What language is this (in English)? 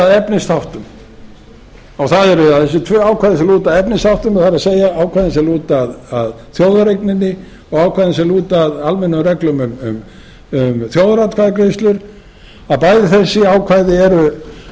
Icelandic